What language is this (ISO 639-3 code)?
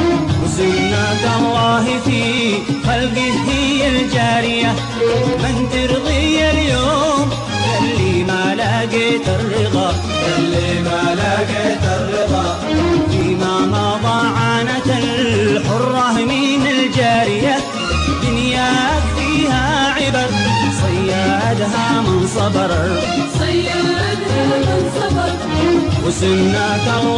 ara